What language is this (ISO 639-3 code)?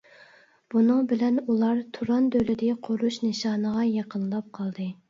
uig